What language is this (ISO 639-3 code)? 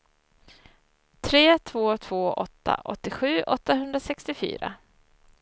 swe